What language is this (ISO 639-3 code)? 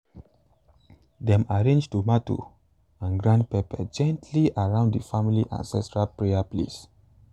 pcm